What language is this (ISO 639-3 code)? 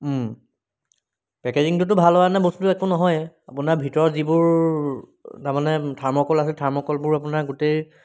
asm